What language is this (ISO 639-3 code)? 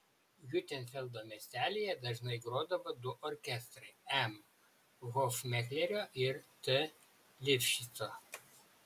lit